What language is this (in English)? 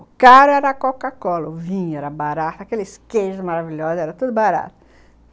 Portuguese